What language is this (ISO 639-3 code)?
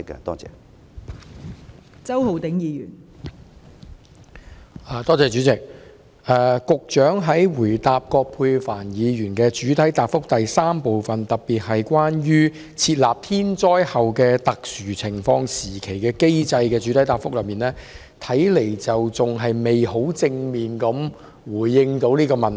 yue